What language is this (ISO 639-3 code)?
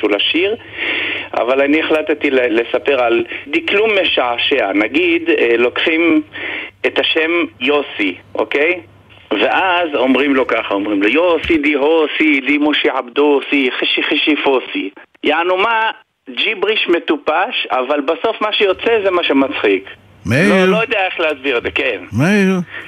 heb